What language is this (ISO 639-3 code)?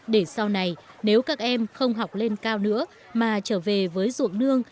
vie